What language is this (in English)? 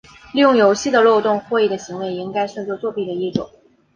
Chinese